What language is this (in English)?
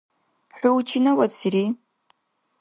Dargwa